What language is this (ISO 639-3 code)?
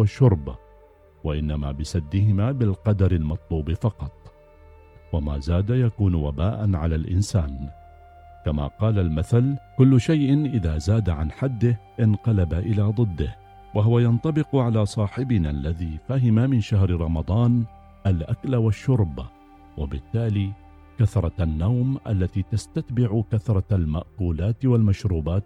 ara